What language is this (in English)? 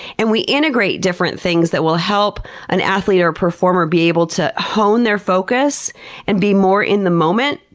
English